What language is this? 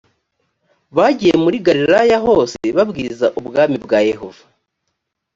Kinyarwanda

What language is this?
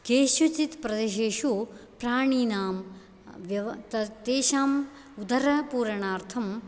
Sanskrit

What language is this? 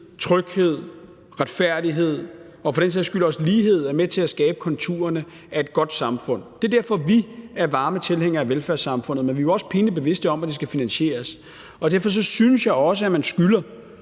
Danish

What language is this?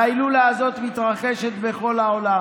Hebrew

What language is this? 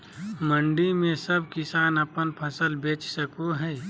Magahi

